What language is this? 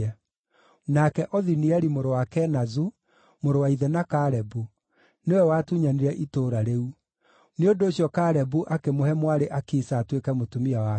Kikuyu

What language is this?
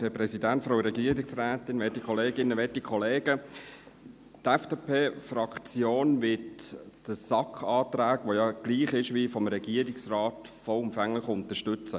Swiss German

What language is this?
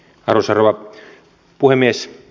Finnish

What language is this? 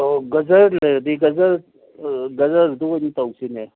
Manipuri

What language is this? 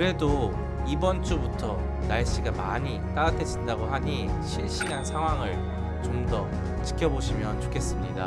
Korean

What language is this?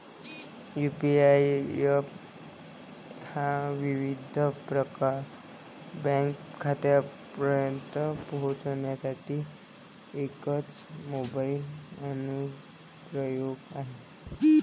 Marathi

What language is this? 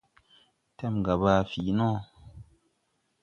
Tupuri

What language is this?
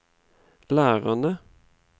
Norwegian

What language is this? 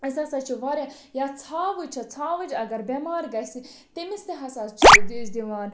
Kashmiri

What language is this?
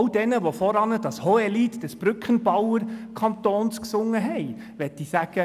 Swiss German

